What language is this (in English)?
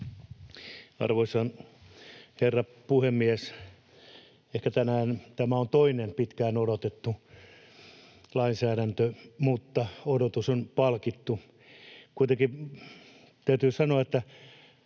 Finnish